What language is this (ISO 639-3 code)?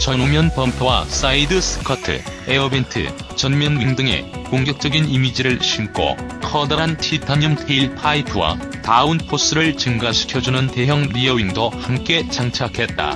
kor